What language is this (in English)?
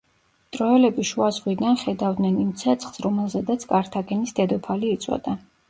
Georgian